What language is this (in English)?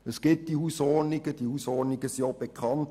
Swiss German